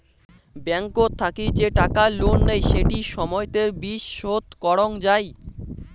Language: Bangla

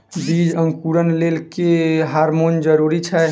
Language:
Maithili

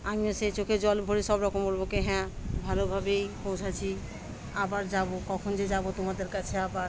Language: Bangla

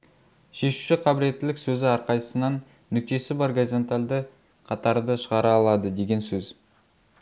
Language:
Kazakh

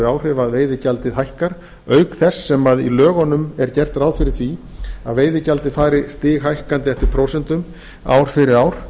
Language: Icelandic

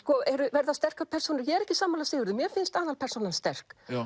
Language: Icelandic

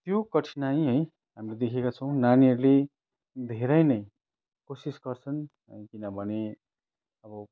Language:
Nepali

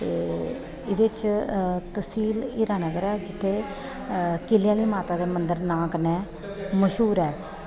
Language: Dogri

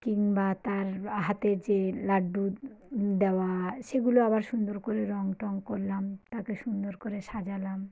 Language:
Bangla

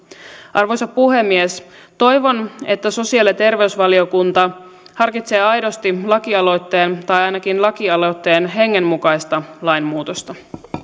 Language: Finnish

